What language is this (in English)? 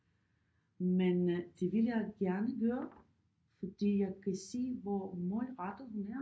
Danish